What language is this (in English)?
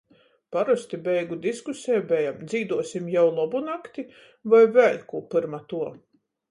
Latgalian